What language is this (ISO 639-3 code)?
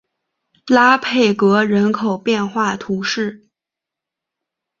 zho